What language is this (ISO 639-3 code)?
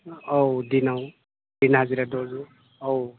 brx